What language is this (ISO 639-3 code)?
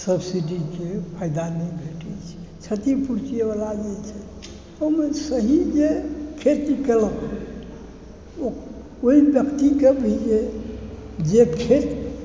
mai